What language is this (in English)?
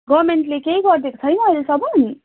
Nepali